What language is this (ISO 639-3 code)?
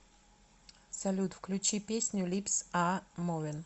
rus